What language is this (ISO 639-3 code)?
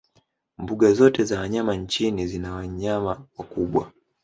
swa